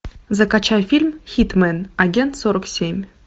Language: Russian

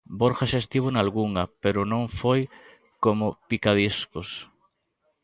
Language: Galician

